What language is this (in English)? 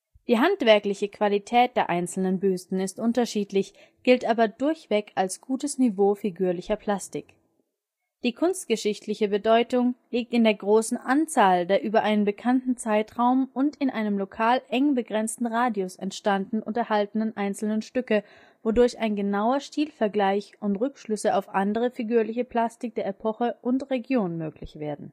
German